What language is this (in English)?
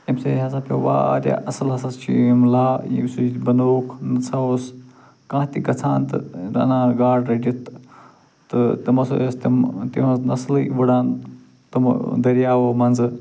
Kashmiri